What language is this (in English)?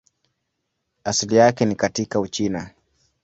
Swahili